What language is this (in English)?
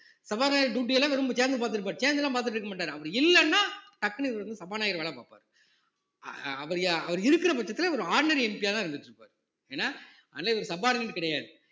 Tamil